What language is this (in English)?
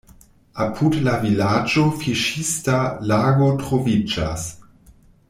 Esperanto